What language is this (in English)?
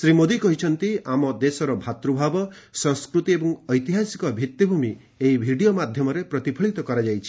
Odia